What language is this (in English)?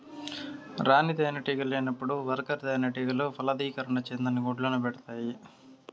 Telugu